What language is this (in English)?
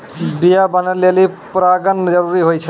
Maithili